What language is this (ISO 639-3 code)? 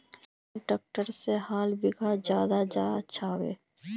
mag